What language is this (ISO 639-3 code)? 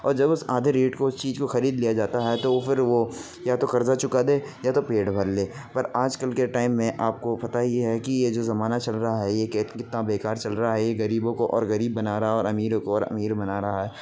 urd